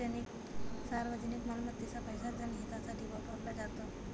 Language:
Marathi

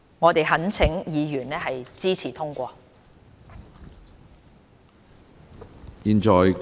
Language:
Cantonese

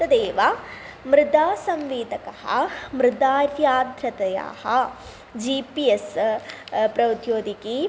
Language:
Sanskrit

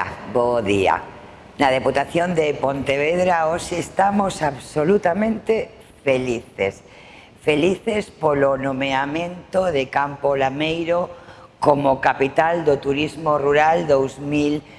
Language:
Spanish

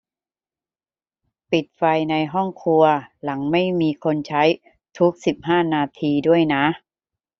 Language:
Thai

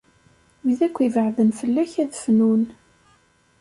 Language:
Kabyle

